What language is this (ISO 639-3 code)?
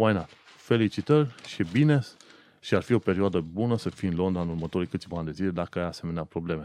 ron